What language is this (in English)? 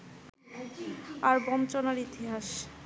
Bangla